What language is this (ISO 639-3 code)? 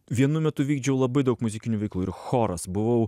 lit